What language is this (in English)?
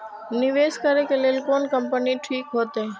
Maithili